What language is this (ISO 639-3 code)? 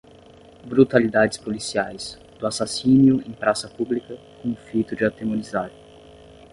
por